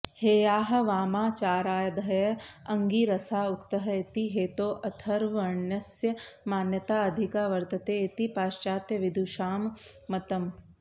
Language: Sanskrit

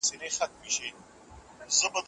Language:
Pashto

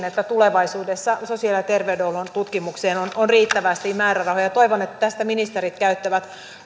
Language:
Finnish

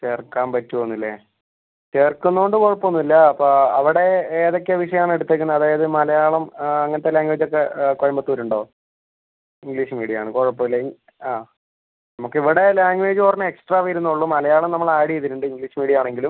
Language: Malayalam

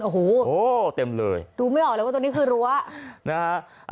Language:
Thai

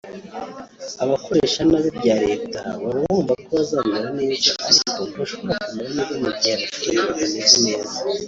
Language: Kinyarwanda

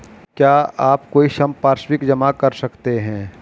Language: Hindi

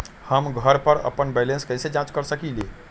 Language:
Magahi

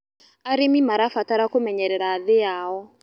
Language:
Kikuyu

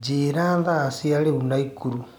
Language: Kikuyu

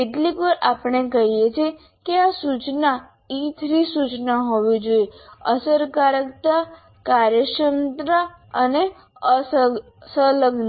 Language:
Gujarati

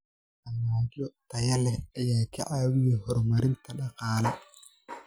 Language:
Somali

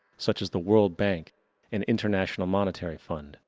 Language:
English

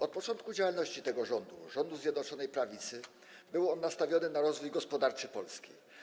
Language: Polish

